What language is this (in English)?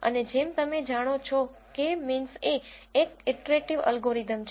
Gujarati